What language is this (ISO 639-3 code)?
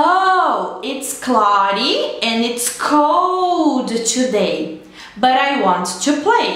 por